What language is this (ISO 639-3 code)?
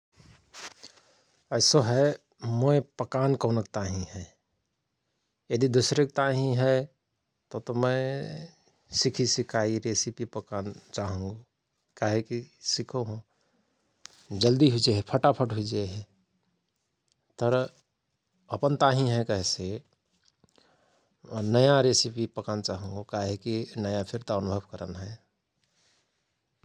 thr